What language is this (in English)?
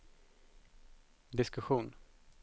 Swedish